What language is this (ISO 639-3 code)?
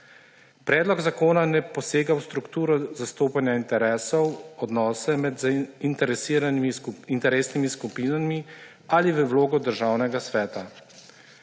slv